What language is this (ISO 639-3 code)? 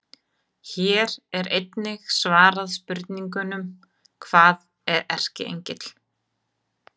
isl